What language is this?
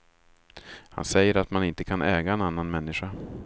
Swedish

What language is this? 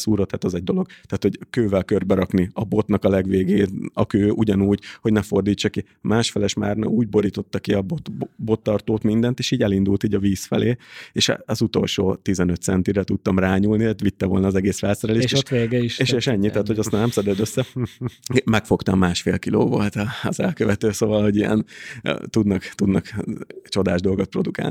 Hungarian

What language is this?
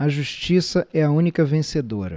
Portuguese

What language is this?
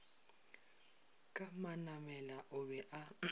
Northern Sotho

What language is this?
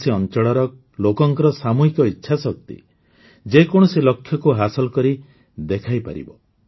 Odia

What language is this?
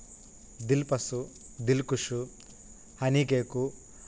Telugu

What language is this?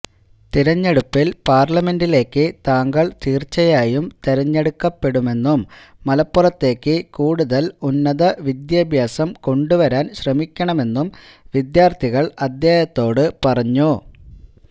Malayalam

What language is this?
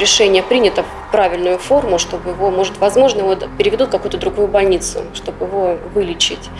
Russian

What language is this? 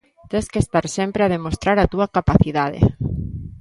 Galician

